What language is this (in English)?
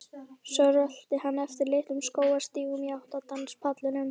Icelandic